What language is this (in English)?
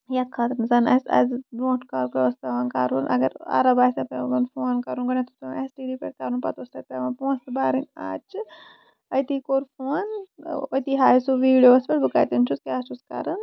Kashmiri